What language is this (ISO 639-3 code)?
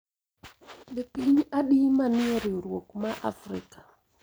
luo